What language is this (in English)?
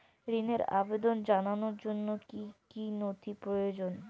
Bangla